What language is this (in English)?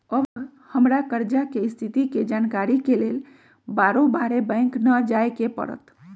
Magahi